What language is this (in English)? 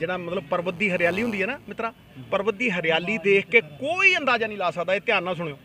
Hindi